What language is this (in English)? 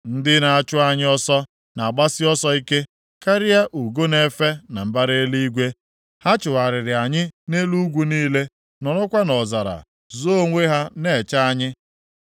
Igbo